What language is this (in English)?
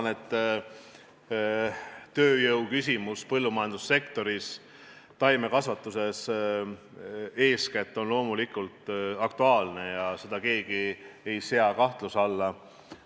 Estonian